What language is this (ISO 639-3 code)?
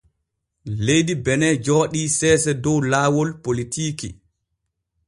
fue